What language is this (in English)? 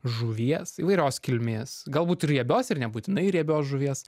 Lithuanian